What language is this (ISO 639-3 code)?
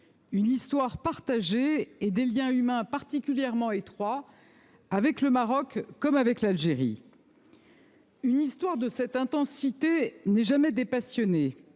fra